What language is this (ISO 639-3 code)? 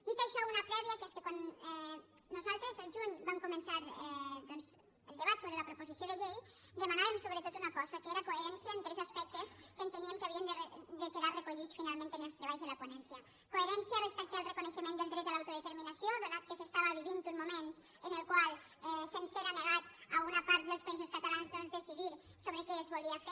cat